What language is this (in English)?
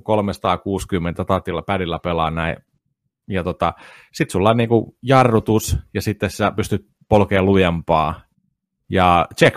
Finnish